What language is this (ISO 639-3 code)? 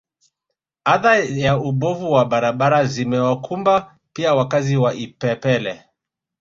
swa